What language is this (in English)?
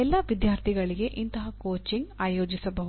Kannada